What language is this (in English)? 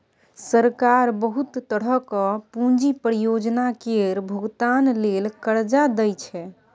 Maithili